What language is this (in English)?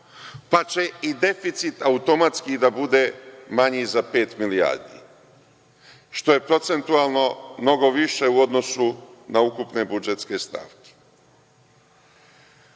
Serbian